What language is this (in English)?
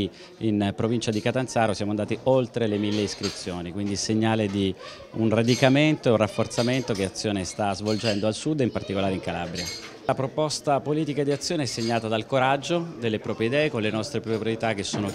Italian